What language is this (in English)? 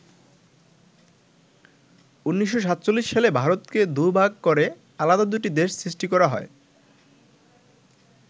Bangla